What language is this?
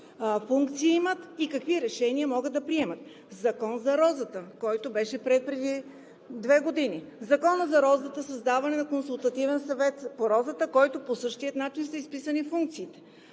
Bulgarian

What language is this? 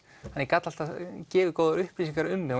Icelandic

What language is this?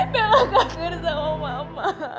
Indonesian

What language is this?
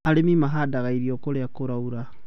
Kikuyu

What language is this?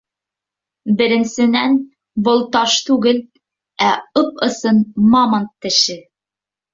Bashkir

